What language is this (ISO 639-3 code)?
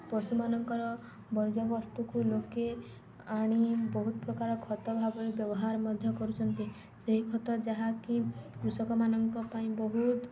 ori